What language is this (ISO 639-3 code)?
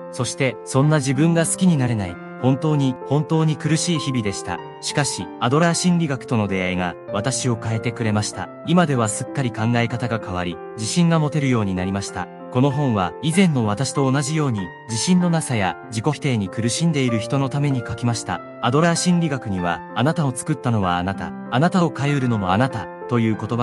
jpn